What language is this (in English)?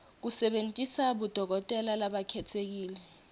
Swati